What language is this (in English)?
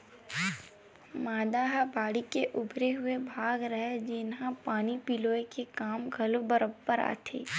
Chhattisgarhi